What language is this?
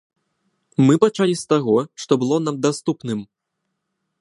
Belarusian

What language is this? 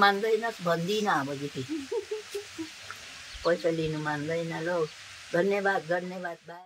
Thai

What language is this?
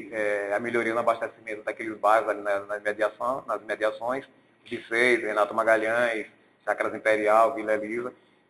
Portuguese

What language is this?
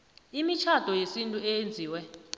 South Ndebele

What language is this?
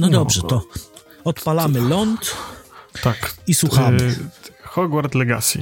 Polish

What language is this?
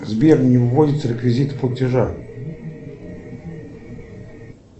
Russian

